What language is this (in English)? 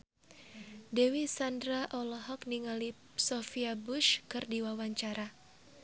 Sundanese